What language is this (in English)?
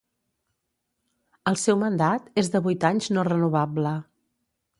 Catalan